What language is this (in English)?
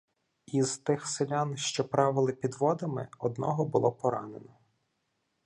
Ukrainian